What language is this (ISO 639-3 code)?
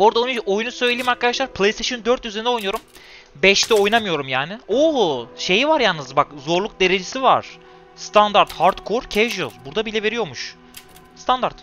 tur